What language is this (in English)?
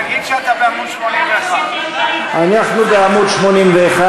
Hebrew